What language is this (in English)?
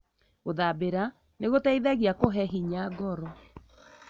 Kikuyu